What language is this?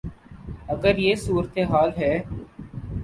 Urdu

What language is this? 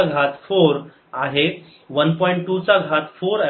Marathi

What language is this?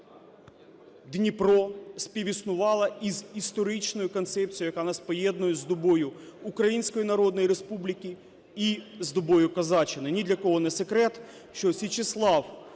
Ukrainian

